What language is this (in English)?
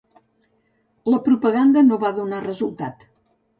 Catalan